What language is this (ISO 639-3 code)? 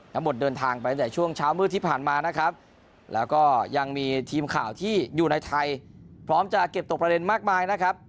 tha